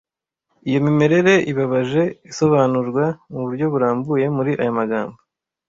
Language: Kinyarwanda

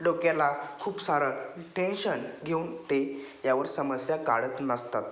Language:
Marathi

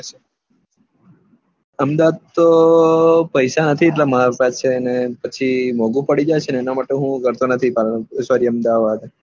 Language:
Gujarati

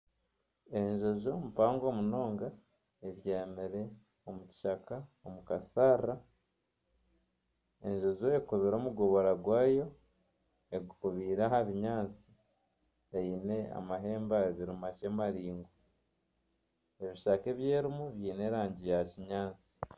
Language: Nyankole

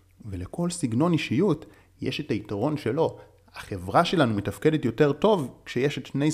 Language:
Hebrew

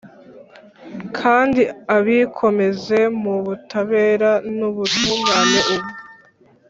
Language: Kinyarwanda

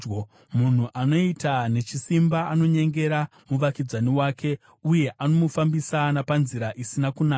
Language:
Shona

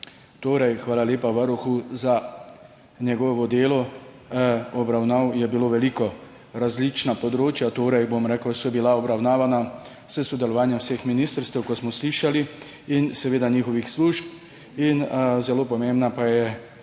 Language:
Slovenian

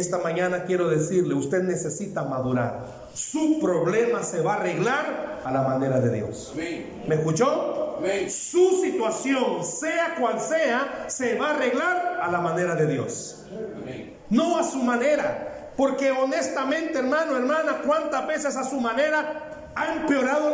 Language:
Spanish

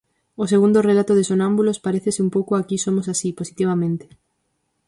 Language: Galician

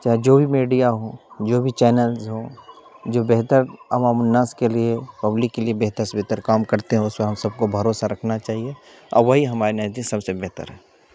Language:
Urdu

